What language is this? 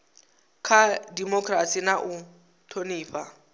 Venda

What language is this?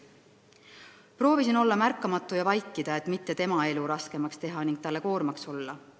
Estonian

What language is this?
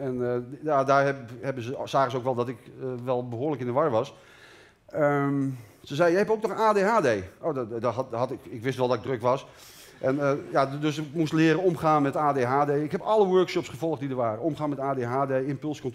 Dutch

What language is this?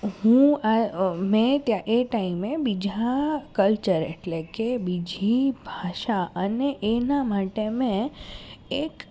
Gujarati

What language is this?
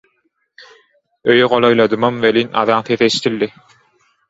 Turkmen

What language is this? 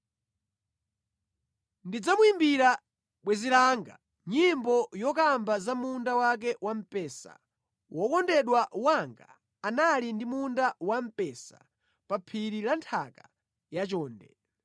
Nyanja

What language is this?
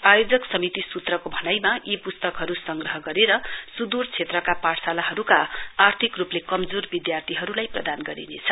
Nepali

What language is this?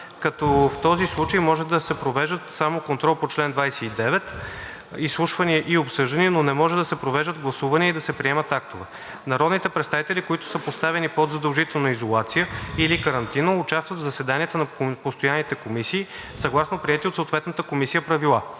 Bulgarian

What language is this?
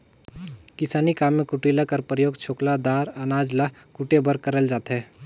Chhattisgarhi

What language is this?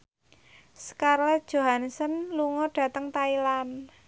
Javanese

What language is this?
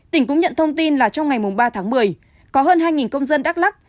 Vietnamese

